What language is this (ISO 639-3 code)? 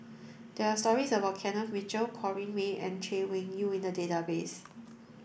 eng